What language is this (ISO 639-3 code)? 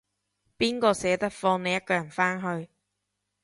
yue